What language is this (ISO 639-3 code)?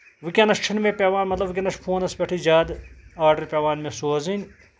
kas